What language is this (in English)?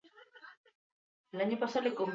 Basque